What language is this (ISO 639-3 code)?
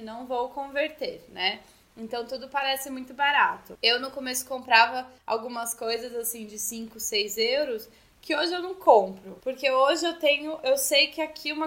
por